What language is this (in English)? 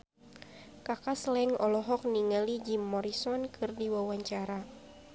Sundanese